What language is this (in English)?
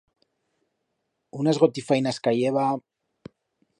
Aragonese